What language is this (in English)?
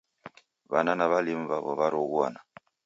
Taita